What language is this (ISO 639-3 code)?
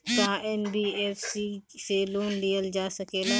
bho